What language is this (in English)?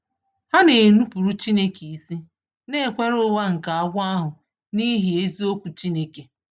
Igbo